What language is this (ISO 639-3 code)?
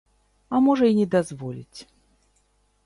bel